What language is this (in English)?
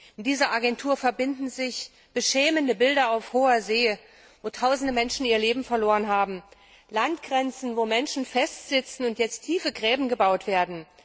German